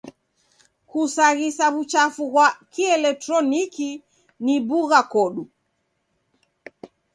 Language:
Taita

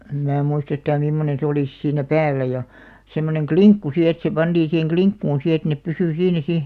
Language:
Finnish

